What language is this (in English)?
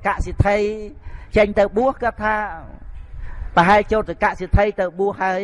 Vietnamese